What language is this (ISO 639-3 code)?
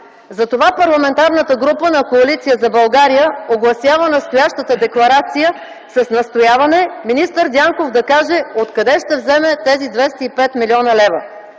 bul